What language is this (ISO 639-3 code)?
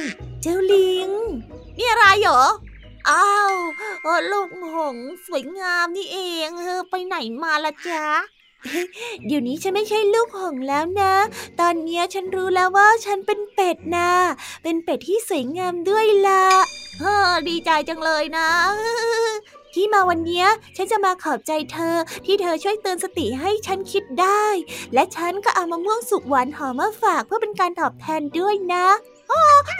tha